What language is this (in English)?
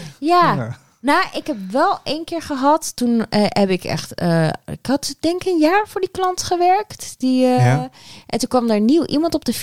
Dutch